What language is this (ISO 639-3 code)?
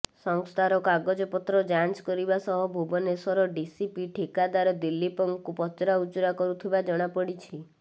ori